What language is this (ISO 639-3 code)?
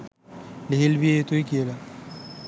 sin